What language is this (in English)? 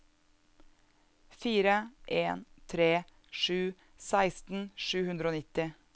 Norwegian